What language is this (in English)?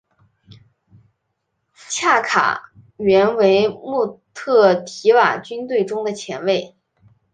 Chinese